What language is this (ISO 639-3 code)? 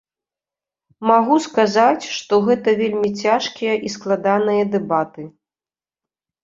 bel